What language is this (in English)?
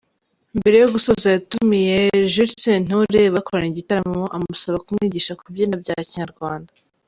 Kinyarwanda